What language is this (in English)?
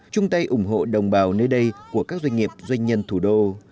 Vietnamese